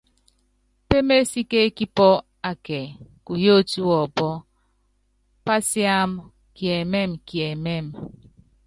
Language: Yangben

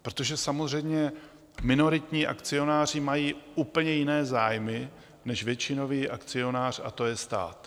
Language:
Czech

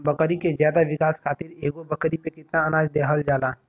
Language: Bhojpuri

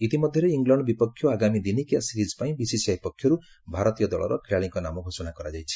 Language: Odia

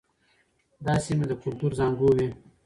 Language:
Pashto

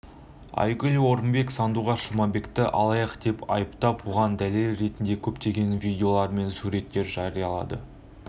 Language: Kazakh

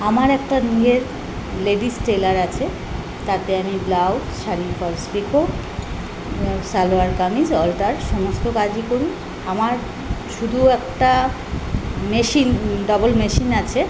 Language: Bangla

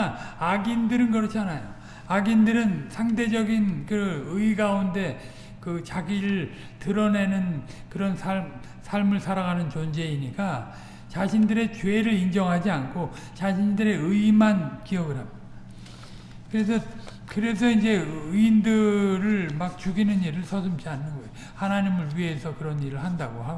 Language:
Korean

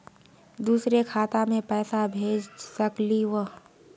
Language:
Magahi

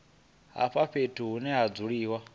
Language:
Venda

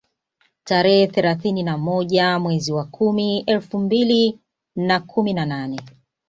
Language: Swahili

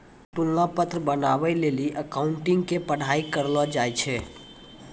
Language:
Maithili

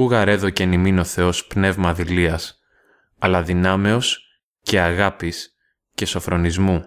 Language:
Greek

